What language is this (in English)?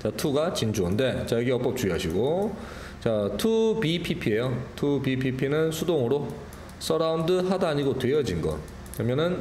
Korean